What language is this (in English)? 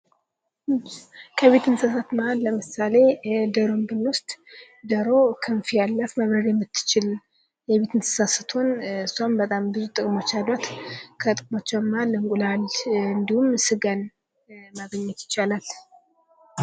Amharic